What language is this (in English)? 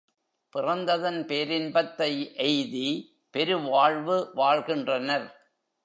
Tamil